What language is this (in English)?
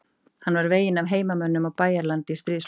Icelandic